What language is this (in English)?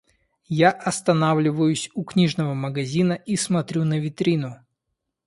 Russian